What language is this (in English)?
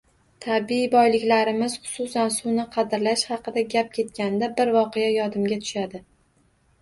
Uzbek